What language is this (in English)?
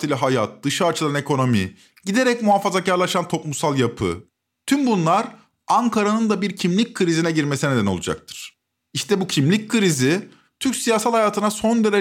Turkish